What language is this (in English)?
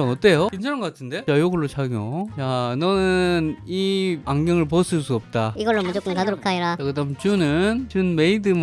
Korean